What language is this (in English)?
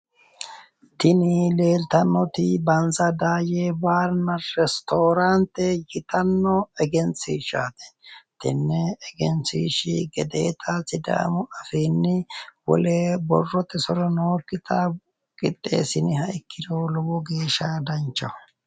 Sidamo